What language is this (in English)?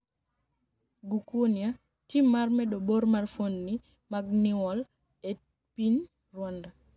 Luo (Kenya and Tanzania)